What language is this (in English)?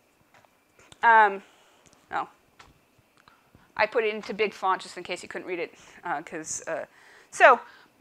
English